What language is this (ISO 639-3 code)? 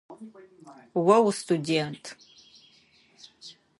ady